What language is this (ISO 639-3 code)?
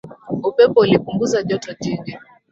swa